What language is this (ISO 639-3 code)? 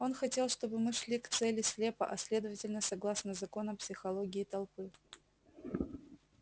rus